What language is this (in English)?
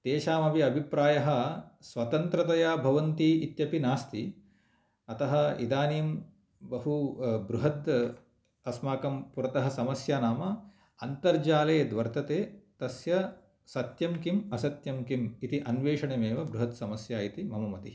Sanskrit